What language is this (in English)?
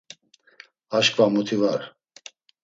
Laz